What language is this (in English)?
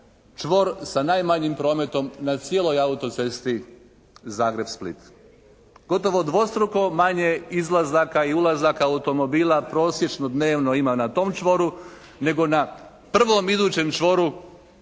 Croatian